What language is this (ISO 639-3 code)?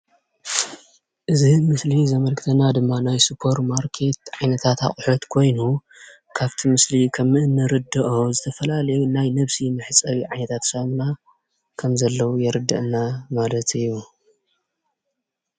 tir